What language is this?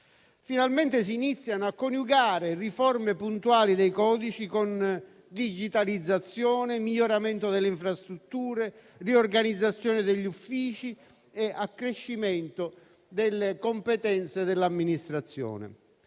Italian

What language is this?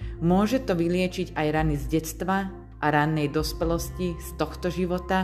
Slovak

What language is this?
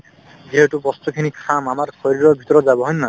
Assamese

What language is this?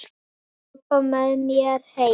Icelandic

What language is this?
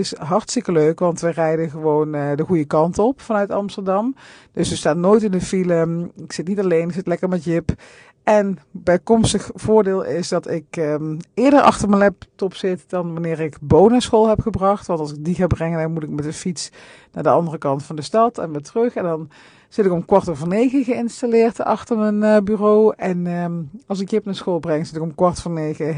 Dutch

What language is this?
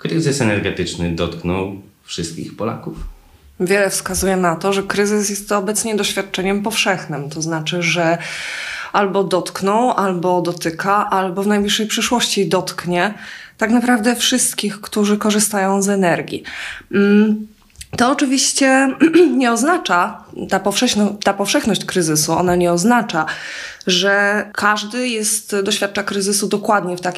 Polish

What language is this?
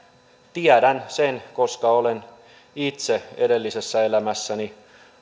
Finnish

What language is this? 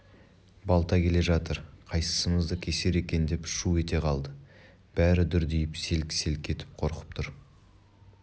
Kazakh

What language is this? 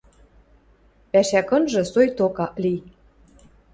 Western Mari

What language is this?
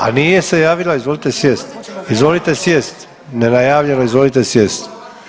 Croatian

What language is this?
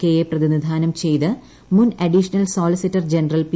Malayalam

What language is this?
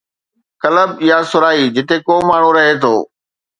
Sindhi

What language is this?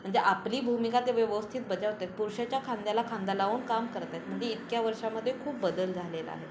Marathi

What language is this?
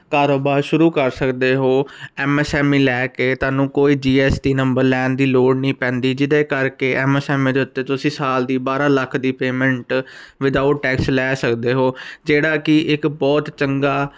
Punjabi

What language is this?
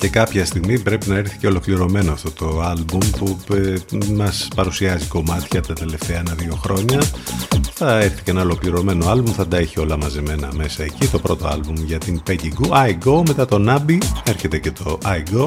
Greek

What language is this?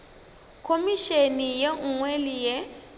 Northern Sotho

